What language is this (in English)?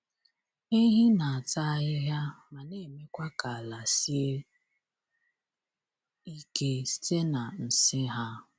Igbo